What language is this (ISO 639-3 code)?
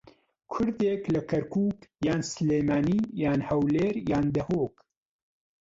ckb